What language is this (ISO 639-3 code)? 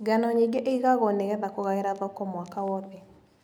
kik